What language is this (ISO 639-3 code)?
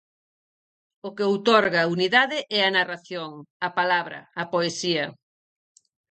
glg